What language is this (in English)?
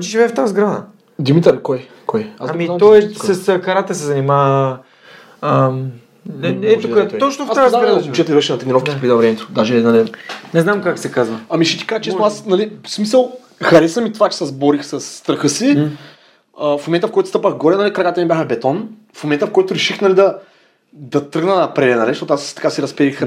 Bulgarian